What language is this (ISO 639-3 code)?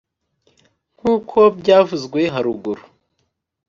kin